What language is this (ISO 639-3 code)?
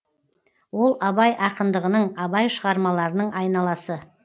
kaz